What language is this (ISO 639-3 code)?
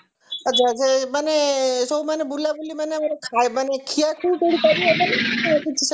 ori